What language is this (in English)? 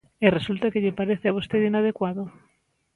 Galician